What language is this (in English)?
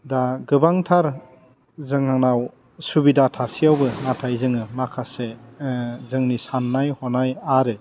Bodo